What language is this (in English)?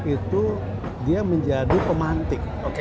Indonesian